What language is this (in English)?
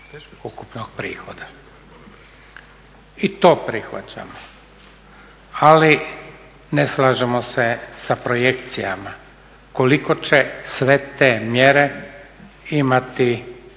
Croatian